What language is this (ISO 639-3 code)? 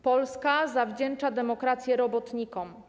pol